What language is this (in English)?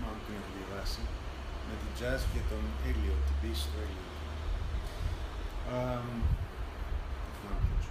Greek